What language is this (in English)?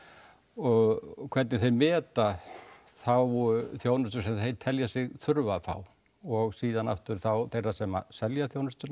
Icelandic